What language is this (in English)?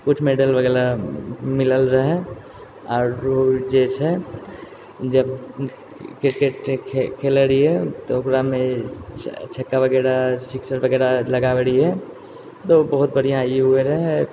Maithili